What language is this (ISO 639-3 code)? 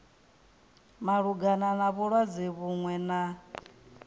ven